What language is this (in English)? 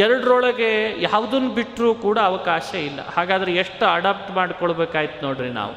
Kannada